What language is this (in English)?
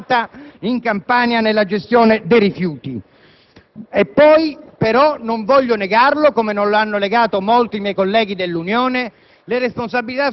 Italian